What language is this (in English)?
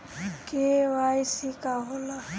Bhojpuri